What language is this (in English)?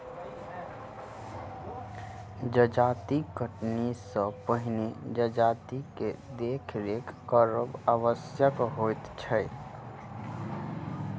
Maithili